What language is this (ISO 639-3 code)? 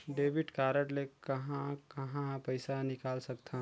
hne